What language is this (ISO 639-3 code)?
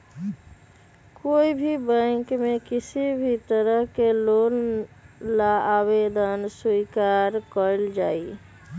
mag